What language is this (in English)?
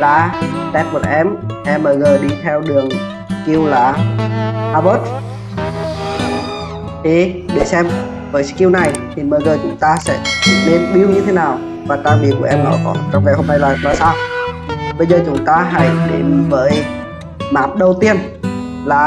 Vietnamese